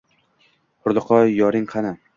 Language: Uzbek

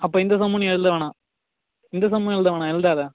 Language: Tamil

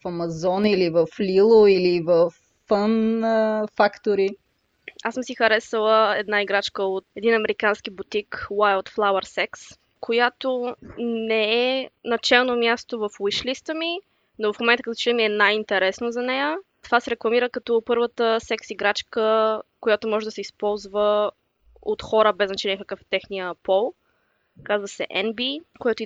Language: Bulgarian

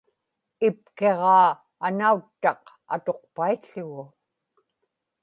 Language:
Inupiaq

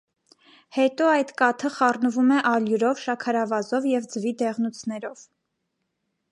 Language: Armenian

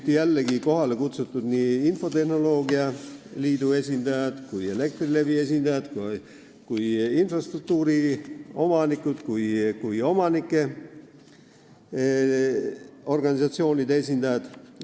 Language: Estonian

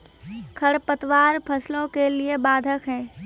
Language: Maithili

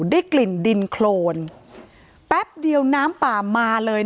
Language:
Thai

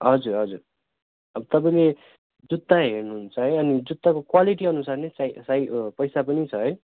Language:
Nepali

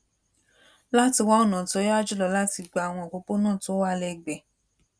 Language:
Yoruba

